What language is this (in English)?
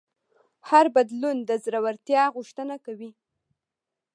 Pashto